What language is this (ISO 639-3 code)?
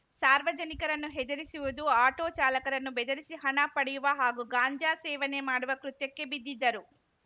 kan